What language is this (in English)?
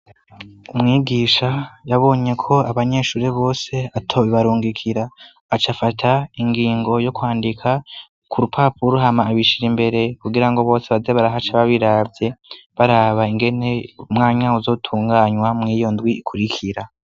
Rundi